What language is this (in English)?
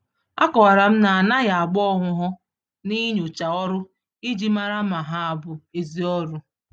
Igbo